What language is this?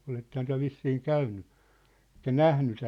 Finnish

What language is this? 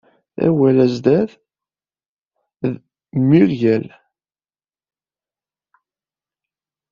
Kabyle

